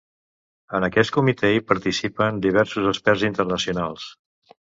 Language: Catalan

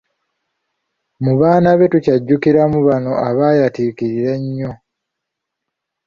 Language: Ganda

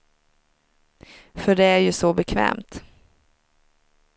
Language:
Swedish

